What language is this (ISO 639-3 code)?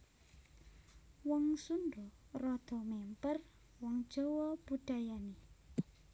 jav